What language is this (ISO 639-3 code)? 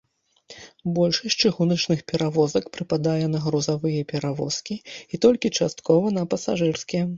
bel